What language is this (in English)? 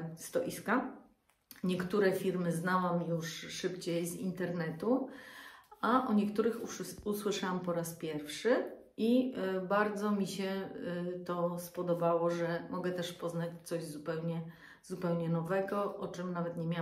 Polish